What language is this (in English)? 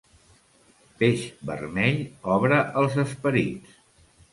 Catalan